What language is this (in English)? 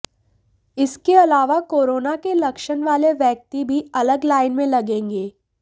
Hindi